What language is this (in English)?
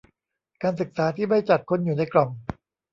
Thai